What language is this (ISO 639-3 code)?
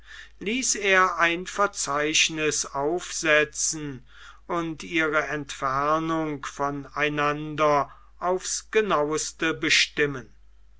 deu